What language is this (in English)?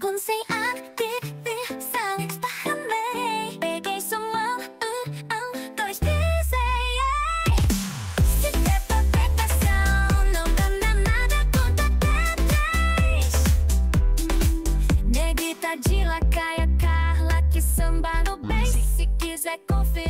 Portuguese